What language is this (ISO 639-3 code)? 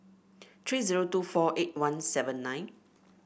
eng